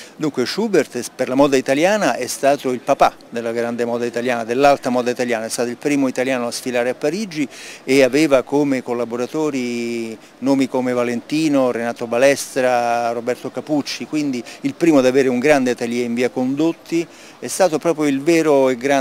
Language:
Italian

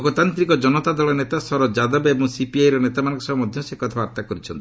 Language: Odia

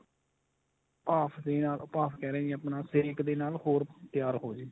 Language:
Punjabi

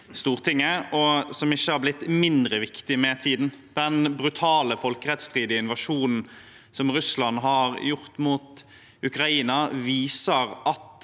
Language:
Norwegian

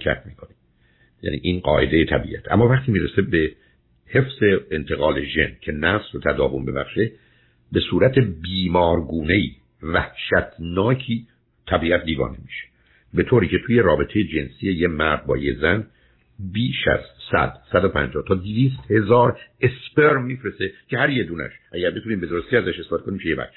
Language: Persian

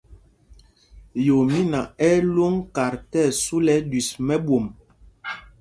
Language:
Mpumpong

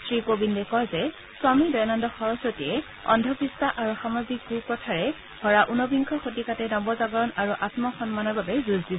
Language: Assamese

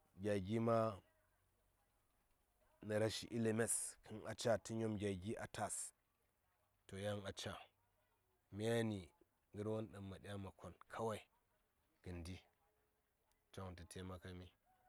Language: Saya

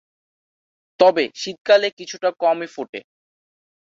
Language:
Bangla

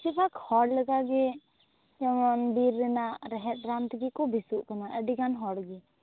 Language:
Santali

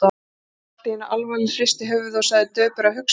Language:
Icelandic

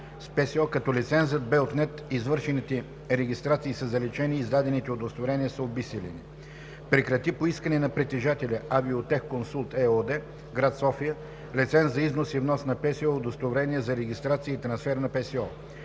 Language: Bulgarian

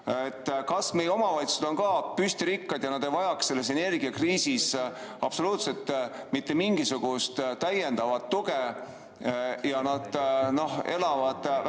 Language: Estonian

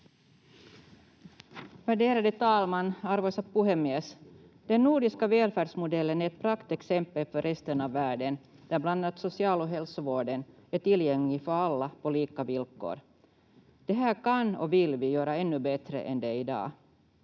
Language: Finnish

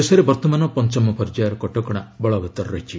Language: Odia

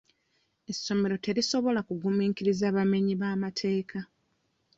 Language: Ganda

